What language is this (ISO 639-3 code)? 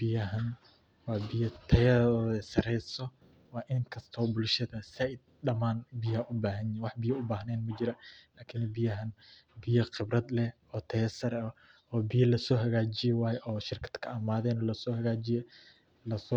som